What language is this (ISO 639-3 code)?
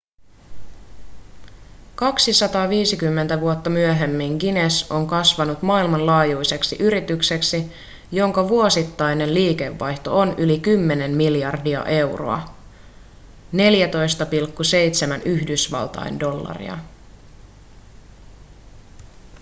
fin